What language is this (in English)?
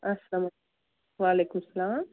Kashmiri